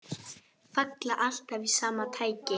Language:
Icelandic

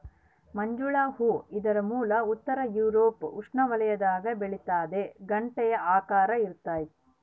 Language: Kannada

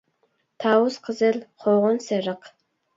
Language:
Uyghur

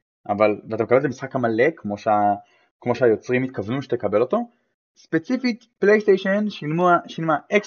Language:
Hebrew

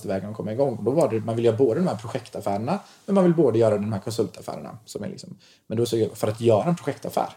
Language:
Swedish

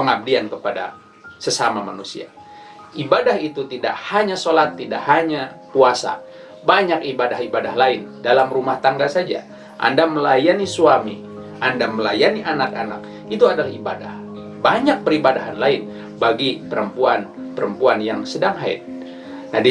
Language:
Indonesian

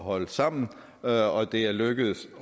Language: Danish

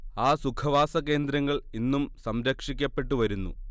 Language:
Malayalam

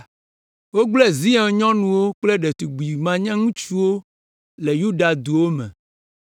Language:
Ewe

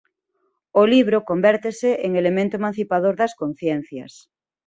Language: Galician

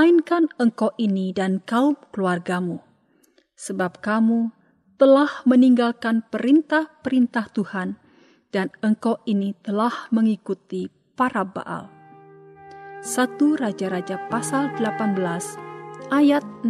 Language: Indonesian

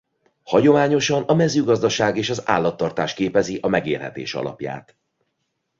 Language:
Hungarian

